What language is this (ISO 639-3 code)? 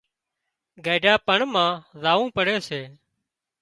kxp